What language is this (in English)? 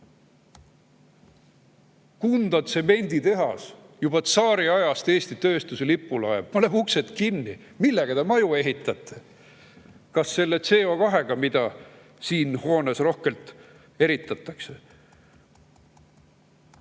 Estonian